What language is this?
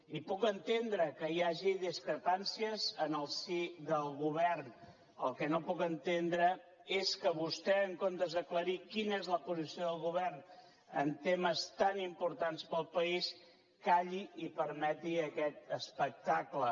Catalan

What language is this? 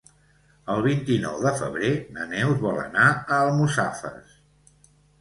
Catalan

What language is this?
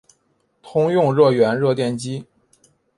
Chinese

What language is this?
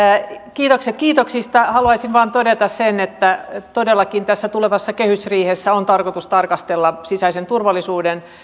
Finnish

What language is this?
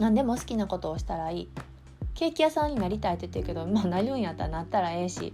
Japanese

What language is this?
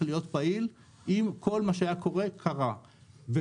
Hebrew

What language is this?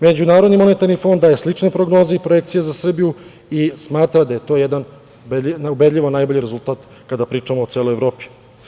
Serbian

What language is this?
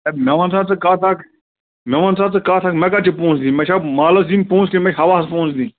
Kashmiri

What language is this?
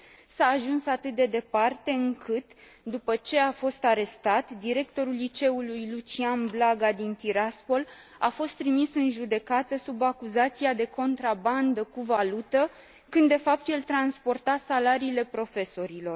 Romanian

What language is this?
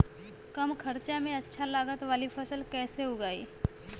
Bhojpuri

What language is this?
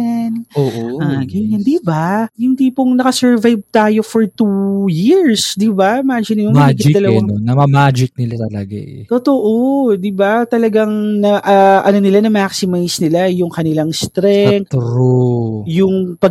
Filipino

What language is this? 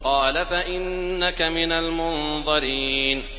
Arabic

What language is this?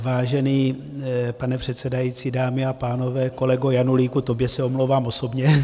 Czech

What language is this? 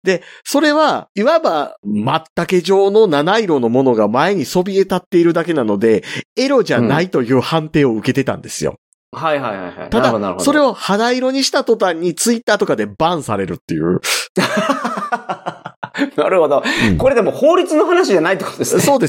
Japanese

